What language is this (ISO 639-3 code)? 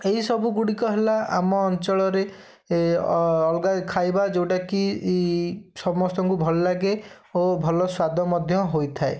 ori